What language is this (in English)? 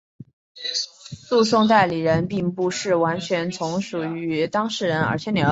Chinese